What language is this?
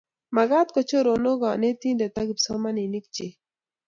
Kalenjin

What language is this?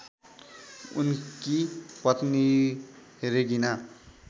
Nepali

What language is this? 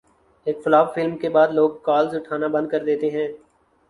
Urdu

